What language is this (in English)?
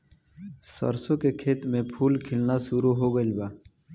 Bhojpuri